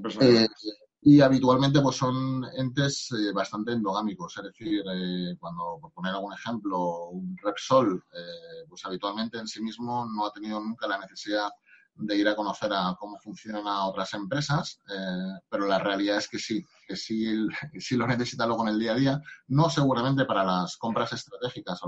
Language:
Spanish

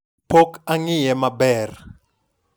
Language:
Luo (Kenya and Tanzania)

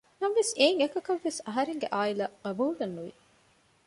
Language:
Divehi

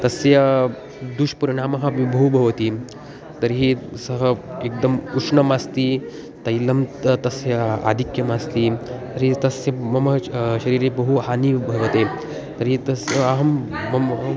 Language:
Sanskrit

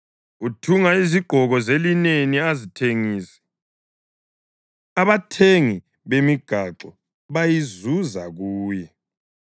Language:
North Ndebele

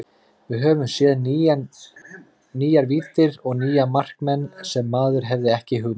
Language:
Icelandic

